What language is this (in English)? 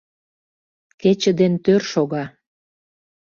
Mari